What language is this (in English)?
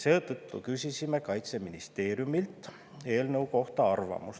Estonian